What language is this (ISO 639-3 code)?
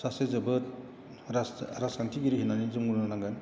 brx